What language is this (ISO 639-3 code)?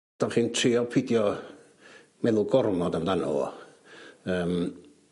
cym